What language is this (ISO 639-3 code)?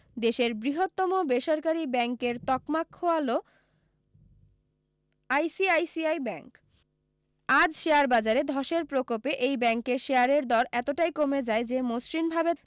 ben